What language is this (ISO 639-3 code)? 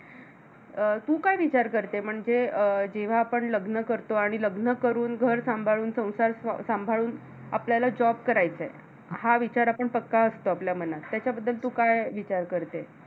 mar